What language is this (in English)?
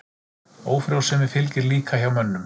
Icelandic